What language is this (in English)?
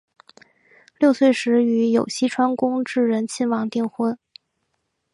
Chinese